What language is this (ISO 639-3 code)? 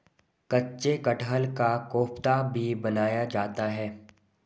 hin